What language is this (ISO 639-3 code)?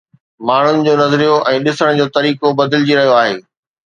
snd